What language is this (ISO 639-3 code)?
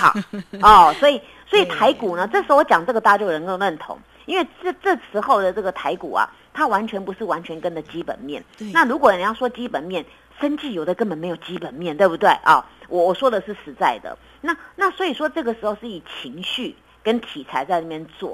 zho